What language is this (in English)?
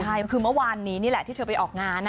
Thai